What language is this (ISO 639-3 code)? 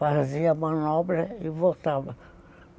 por